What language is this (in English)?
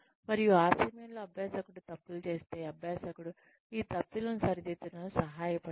Telugu